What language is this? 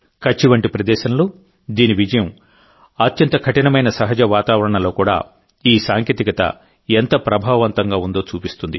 Telugu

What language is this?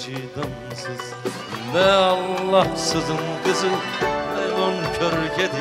Turkish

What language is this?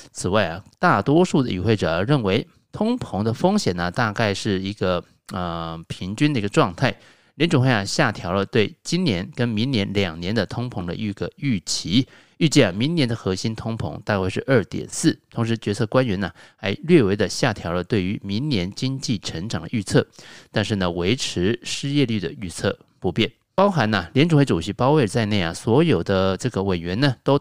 Chinese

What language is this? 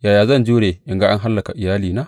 Hausa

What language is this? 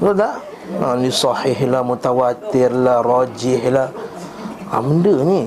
Malay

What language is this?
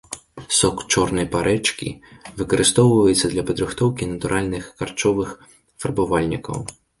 Belarusian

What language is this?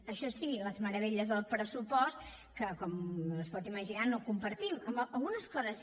Catalan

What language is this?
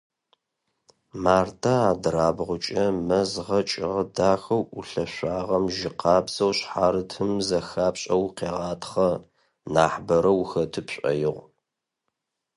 Adyghe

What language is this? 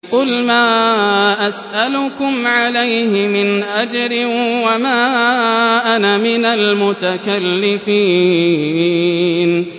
Arabic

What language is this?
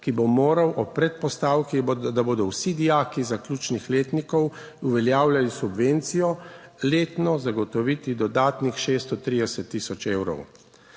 Slovenian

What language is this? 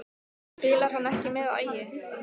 Icelandic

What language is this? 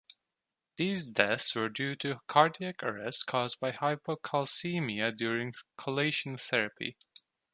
English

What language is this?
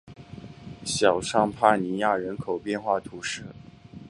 Chinese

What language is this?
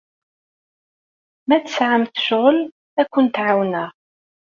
Kabyle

